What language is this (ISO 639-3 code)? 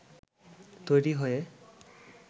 ben